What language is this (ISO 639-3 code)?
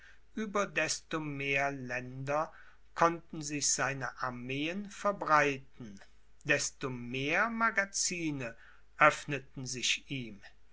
deu